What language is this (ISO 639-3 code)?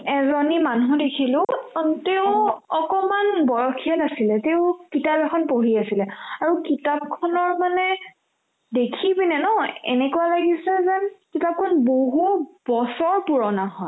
asm